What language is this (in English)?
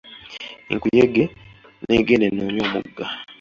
Ganda